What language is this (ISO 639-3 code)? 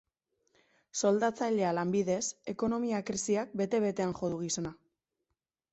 eus